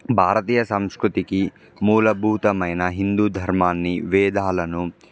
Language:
Telugu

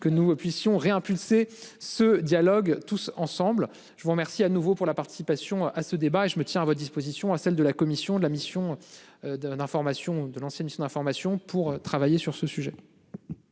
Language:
French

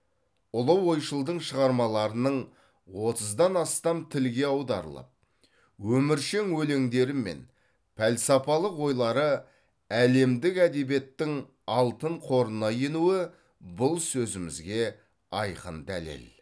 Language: Kazakh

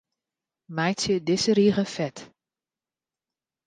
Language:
Western Frisian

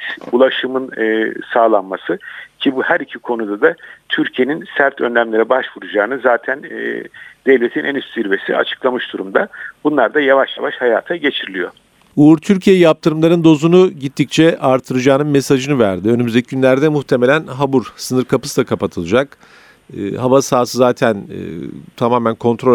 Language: Turkish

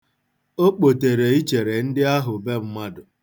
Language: Igbo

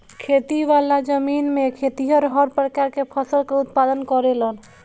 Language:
Bhojpuri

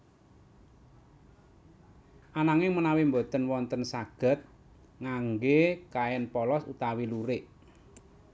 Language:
Javanese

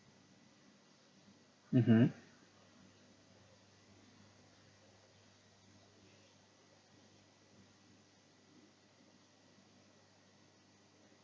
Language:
English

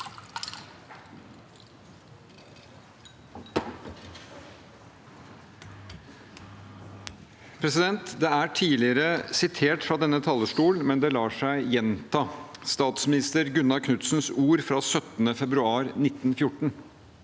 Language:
Norwegian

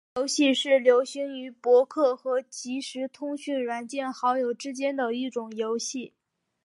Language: Chinese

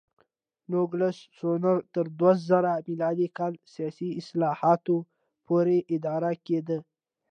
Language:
Pashto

